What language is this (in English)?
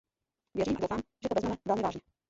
Czech